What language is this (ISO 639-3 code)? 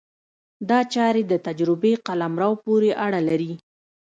pus